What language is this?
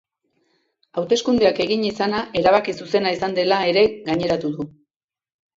Basque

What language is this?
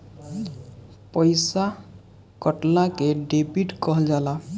Bhojpuri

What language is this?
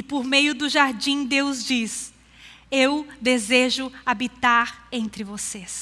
Portuguese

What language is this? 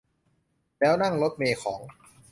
Thai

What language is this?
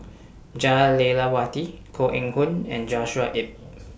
English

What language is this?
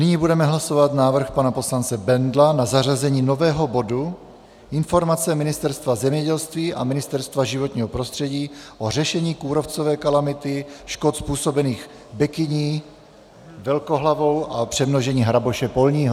Czech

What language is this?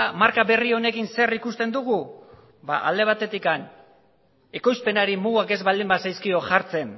Basque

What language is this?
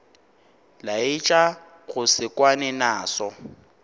Northern Sotho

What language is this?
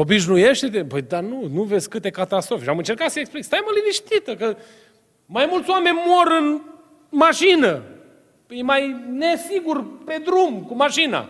Romanian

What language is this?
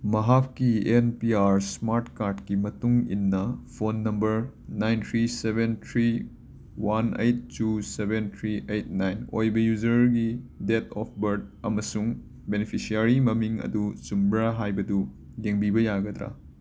Manipuri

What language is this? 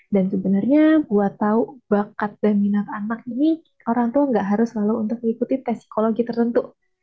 Indonesian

